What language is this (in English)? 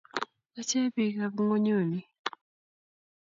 Kalenjin